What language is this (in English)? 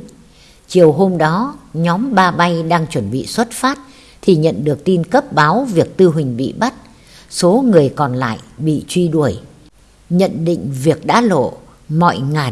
Vietnamese